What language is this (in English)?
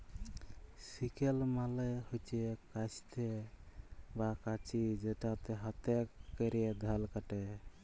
Bangla